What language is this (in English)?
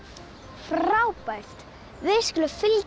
Icelandic